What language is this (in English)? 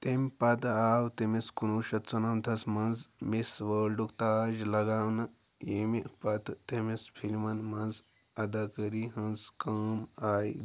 Kashmiri